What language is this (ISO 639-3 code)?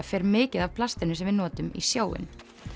isl